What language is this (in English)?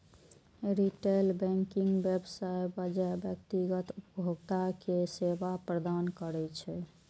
Maithili